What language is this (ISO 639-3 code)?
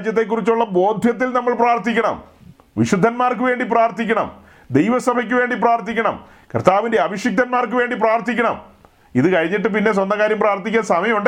mal